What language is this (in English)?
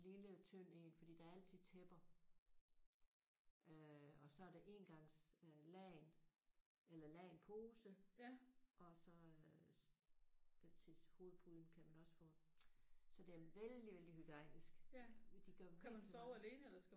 Danish